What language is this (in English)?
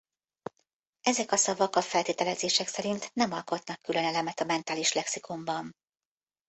Hungarian